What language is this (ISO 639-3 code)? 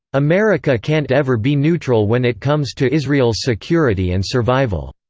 eng